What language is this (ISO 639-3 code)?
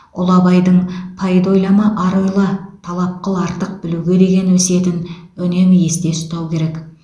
kaz